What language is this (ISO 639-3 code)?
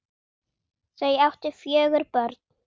isl